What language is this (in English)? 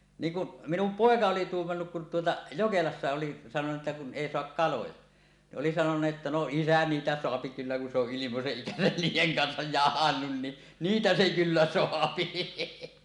Finnish